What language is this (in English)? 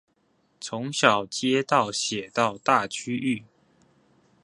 Chinese